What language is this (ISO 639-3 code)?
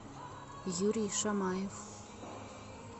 rus